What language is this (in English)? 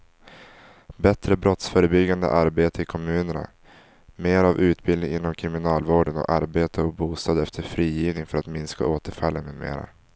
Swedish